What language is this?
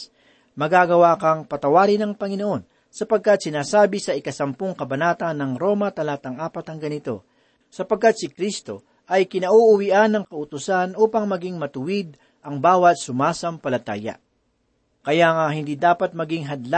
Filipino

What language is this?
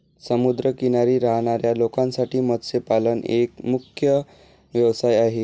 Marathi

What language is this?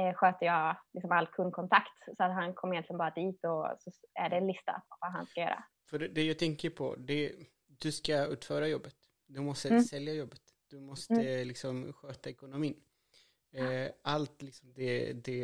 Swedish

